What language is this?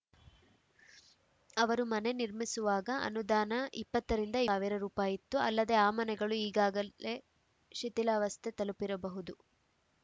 Kannada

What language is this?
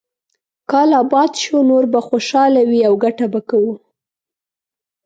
Pashto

